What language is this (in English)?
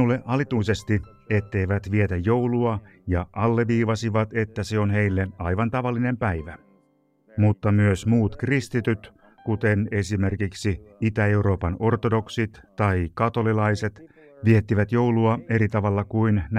Finnish